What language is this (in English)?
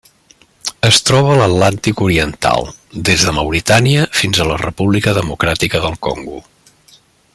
Catalan